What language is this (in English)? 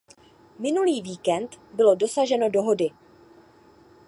Czech